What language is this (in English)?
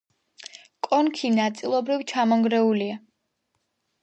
Georgian